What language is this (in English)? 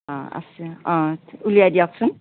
Assamese